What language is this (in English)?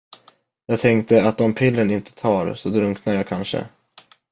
Swedish